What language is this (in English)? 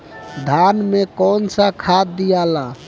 Bhojpuri